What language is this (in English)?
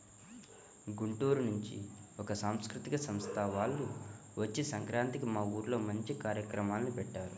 Telugu